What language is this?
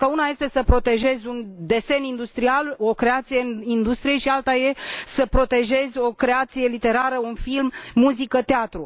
Romanian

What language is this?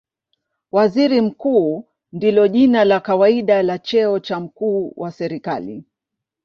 Swahili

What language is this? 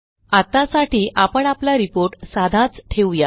Marathi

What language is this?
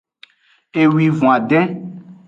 Aja (Benin)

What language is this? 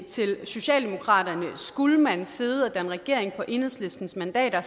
Danish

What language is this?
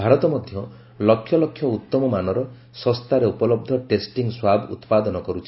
Odia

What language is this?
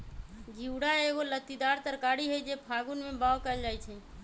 Magahi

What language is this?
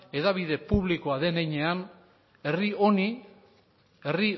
Basque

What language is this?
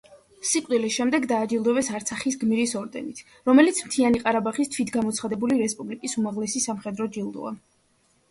Georgian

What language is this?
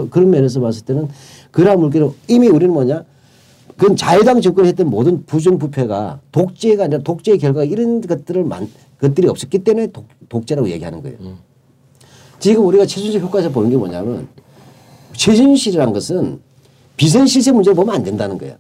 Korean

